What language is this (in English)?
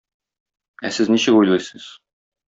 Tatar